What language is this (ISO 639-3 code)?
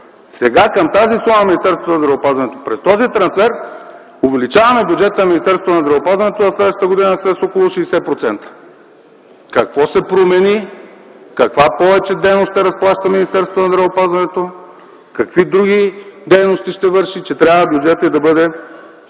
bul